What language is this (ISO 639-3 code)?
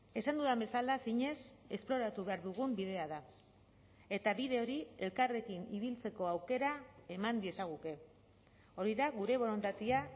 eus